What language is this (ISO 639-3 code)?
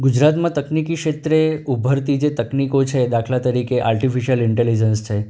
guj